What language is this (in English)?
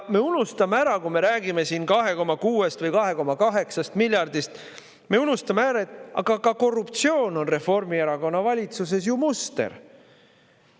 Estonian